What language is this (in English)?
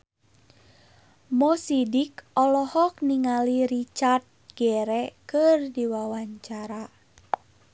Sundanese